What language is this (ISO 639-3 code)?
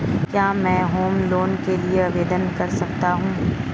hin